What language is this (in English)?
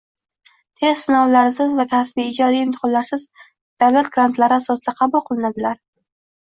Uzbek